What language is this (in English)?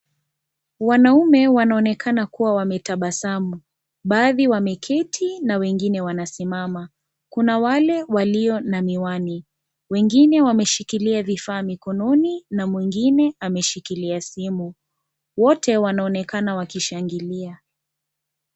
Swahili